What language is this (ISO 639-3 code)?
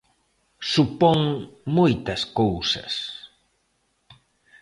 glg